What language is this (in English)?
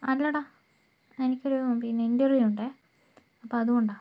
Malayalam